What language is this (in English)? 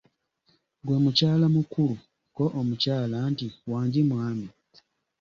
Ganda